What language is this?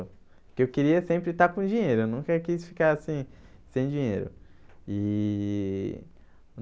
Portuguese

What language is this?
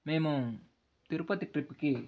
Telugu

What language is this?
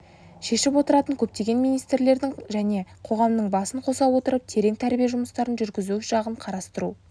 Kazakh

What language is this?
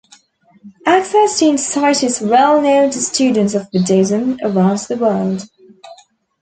English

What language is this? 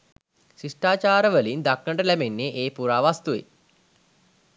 Sinhala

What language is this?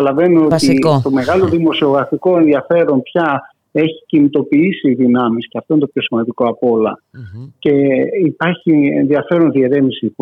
Greek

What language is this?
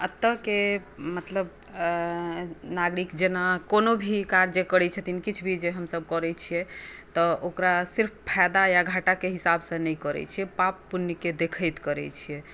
Maithili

